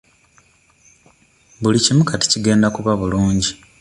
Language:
Ganda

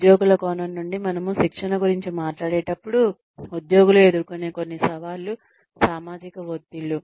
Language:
Telugu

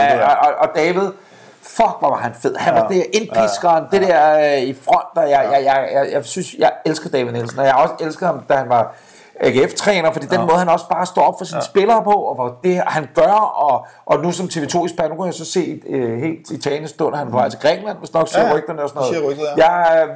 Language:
Danish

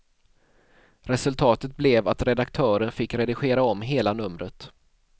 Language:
Swedish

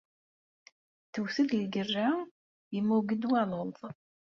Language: Kabyle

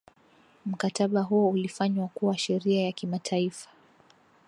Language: Swahili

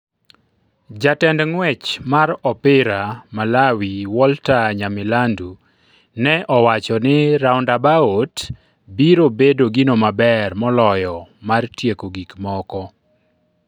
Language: Luo (Kenya and Tanzania)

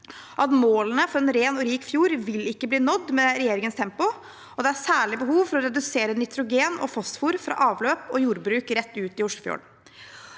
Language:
Norwegian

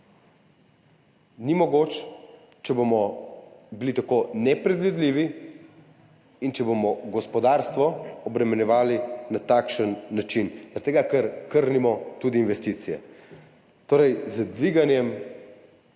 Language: Slovenian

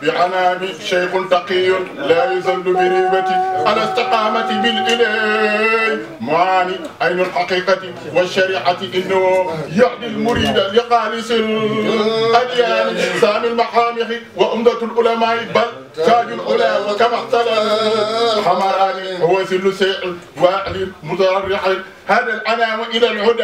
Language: Arabic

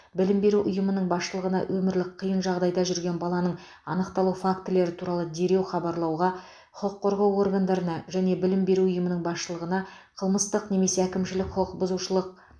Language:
Kazakh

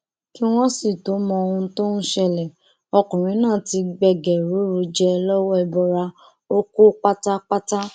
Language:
Yoruba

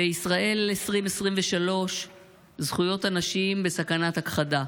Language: Hebrew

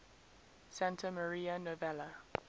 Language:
English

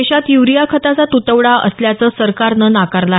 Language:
Marathi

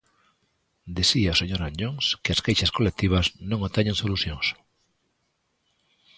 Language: Galician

